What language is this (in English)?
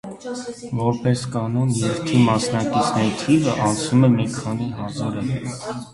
Armenian